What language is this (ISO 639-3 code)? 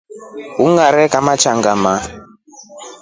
rof